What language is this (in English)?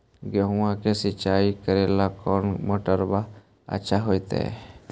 Magahi